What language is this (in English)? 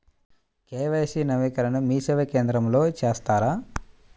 Telugu